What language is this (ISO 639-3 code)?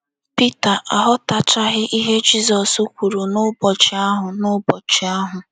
ibo